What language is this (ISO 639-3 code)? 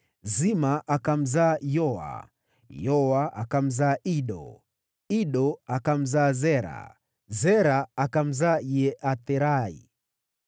swa